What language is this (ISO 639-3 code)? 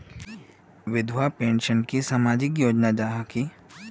mag